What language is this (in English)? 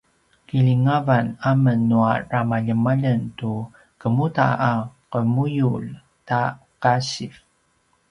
Paiwan